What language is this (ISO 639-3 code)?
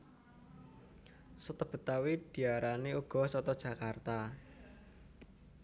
jav